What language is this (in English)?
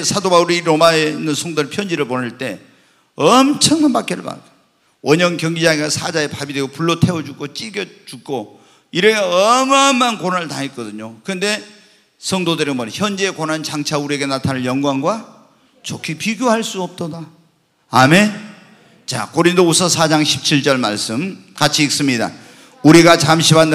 Korean